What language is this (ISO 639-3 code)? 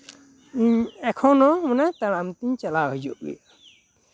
sat